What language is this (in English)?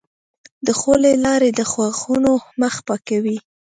Pashto